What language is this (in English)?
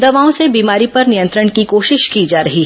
Hindi